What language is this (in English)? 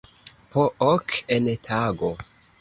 Esperanto